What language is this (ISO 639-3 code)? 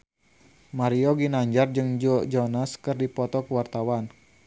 sun